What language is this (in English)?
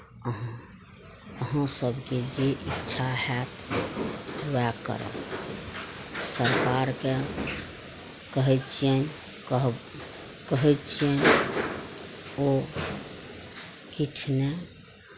Maithili